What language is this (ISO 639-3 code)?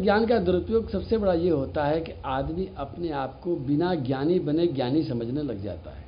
hin